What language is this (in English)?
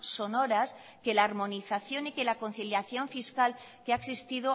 Spanish